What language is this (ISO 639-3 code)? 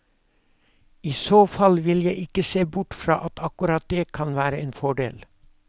nor